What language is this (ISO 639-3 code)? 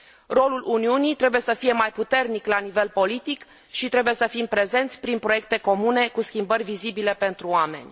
ron